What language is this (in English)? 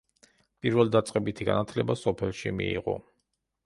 Georgian